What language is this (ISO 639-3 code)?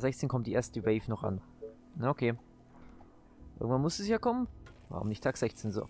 deu